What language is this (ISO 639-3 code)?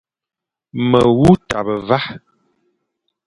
fan